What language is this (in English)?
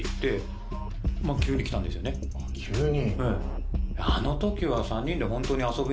Japanese